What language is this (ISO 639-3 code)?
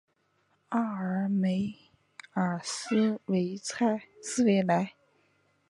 zho